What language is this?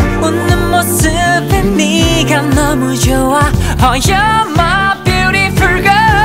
Dutch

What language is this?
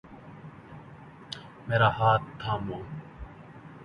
Urdu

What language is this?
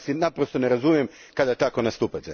Croatian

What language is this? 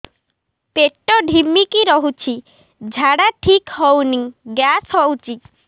Odia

